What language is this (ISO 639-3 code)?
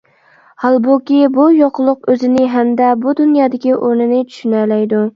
uig